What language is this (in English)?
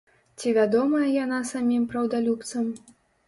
Belarusian